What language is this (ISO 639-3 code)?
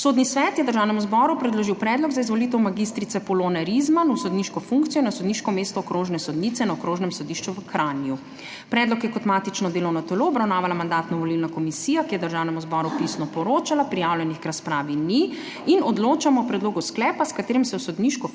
slv